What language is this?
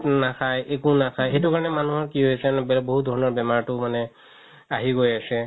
Assamese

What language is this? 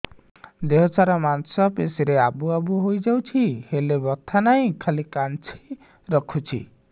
Odia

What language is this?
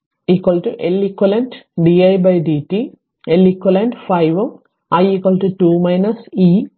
Malayalam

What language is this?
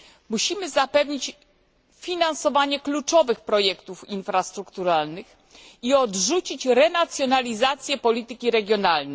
Polish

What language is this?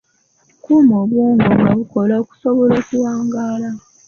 Ganda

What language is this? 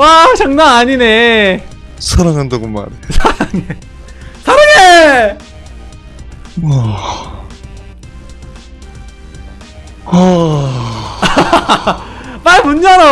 Korean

